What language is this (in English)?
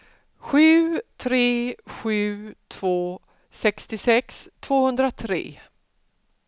Swedish